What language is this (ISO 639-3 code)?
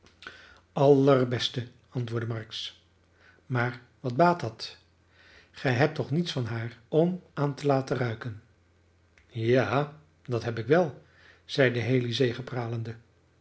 nld